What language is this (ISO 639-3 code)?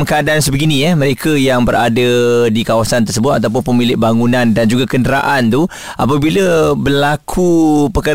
msa